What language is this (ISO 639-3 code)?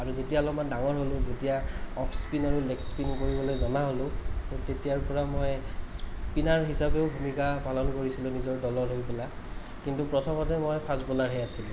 asm